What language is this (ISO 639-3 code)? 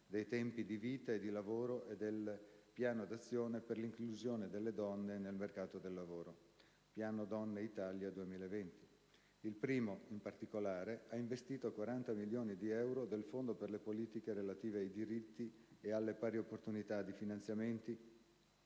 ita